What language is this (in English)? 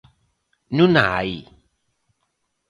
Galician